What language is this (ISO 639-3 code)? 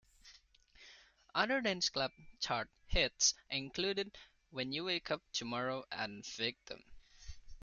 eng